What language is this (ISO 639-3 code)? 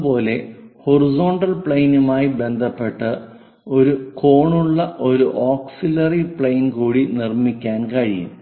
mal